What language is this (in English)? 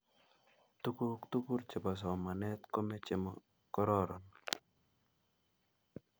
Kalenjin